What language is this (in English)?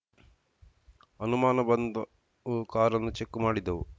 Kannada